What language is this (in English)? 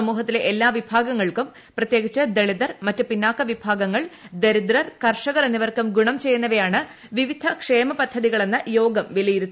Malayalam